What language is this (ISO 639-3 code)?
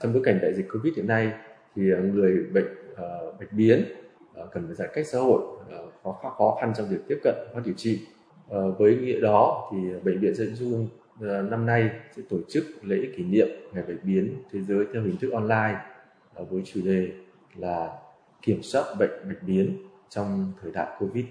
vie